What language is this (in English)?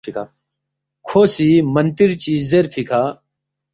Balti